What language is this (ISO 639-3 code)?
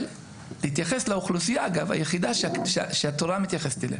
heb